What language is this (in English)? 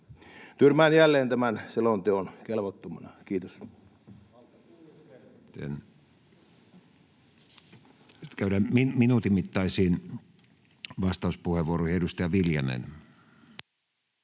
Finnish